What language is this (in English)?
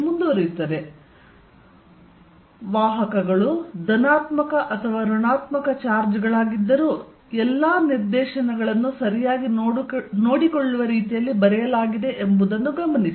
Kannada